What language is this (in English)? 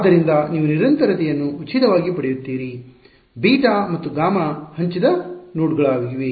Kannada